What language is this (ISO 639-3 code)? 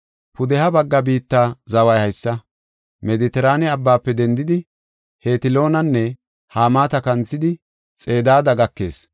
gof